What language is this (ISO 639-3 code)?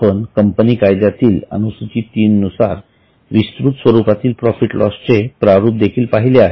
mar